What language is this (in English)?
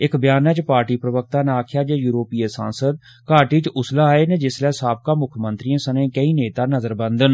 Dogri